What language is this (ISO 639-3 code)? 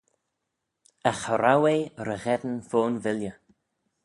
glv